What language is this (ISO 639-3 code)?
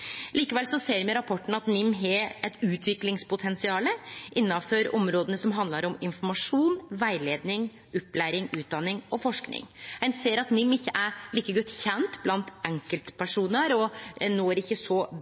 nno